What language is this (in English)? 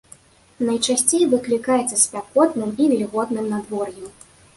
Belarusian